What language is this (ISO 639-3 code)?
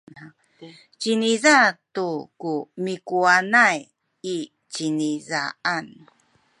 szy